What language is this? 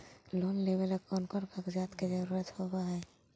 Magahi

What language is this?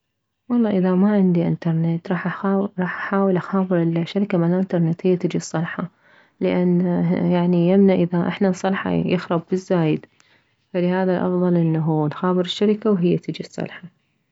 Mesopotamian Arabic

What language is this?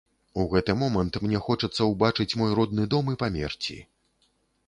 Belarusian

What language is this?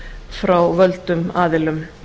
Icelandic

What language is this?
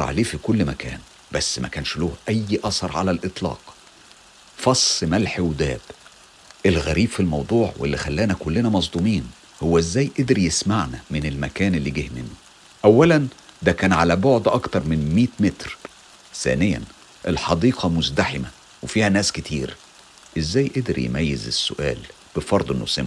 Arabic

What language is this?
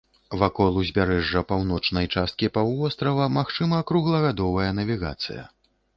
Belarusian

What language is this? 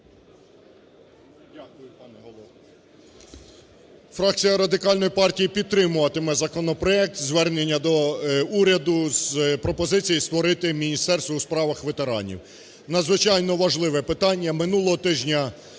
Ukrainian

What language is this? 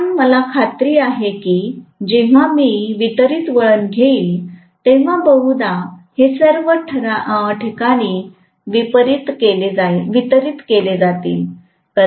Marathi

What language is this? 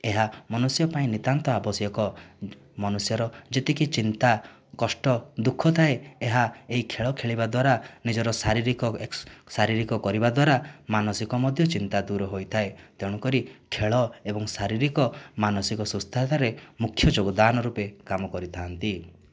Odia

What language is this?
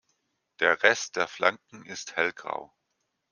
German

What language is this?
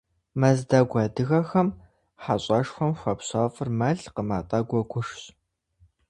Kabardian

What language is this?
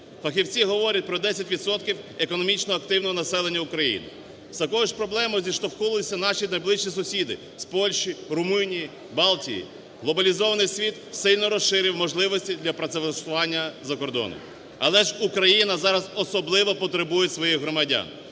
Ukrainian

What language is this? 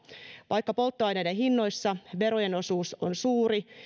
Finnish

